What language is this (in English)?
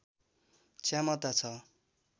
Nepali